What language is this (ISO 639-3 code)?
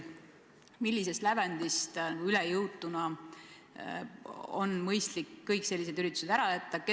est